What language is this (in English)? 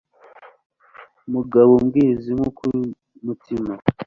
Kinyarwanda